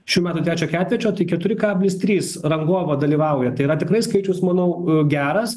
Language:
Lithuanian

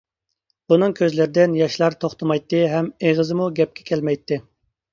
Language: Uyghur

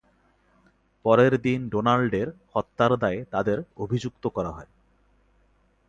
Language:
Bangla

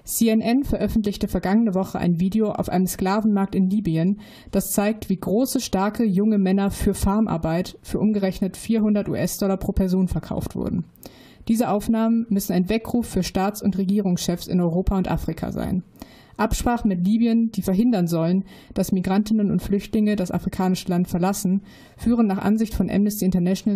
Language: German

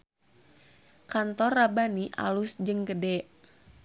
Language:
Sundanese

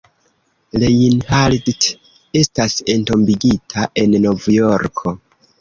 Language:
Esperanto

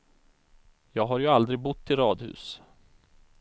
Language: Swedish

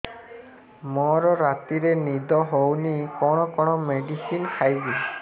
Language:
Odia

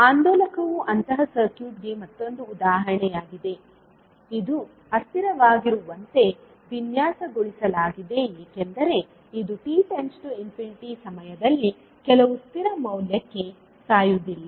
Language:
Kannada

